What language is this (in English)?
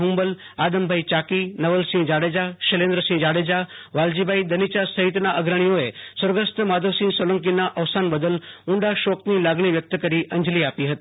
Gujarati